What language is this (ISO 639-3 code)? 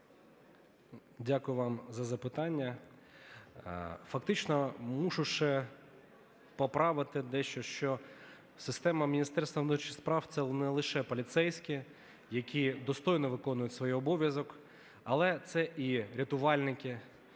ukr